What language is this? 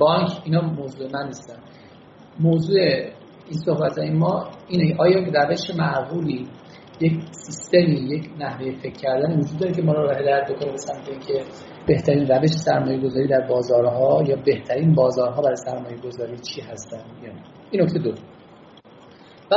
Persian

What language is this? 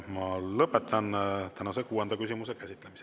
Estonian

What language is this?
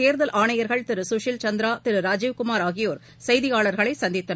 Tamil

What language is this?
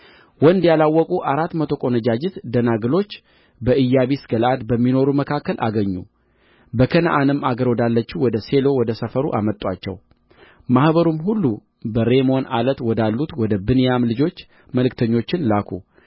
Amharic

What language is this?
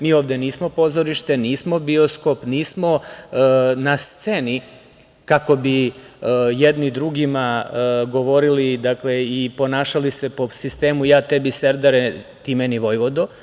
Serbian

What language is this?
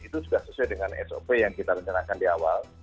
Indonesian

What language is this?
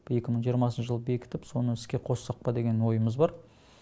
Kazakh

